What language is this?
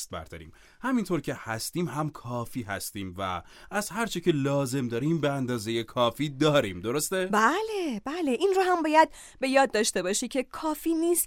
Persian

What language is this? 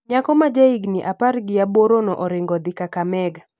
Luo (Kenya and Tanzania)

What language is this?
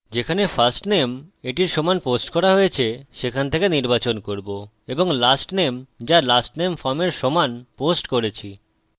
Bangla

